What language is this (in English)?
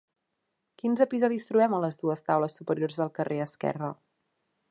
Catalan